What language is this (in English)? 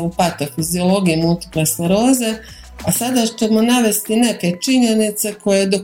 Croatian